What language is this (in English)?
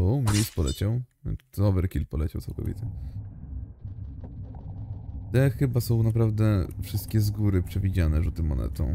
Polish